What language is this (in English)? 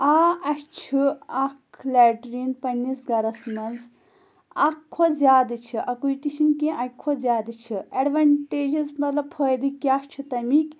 Kashmiri